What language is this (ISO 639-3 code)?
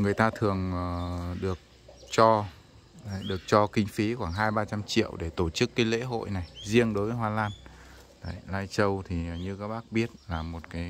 vie